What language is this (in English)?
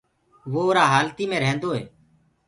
Gurgula